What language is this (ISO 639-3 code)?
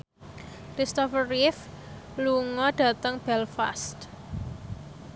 jav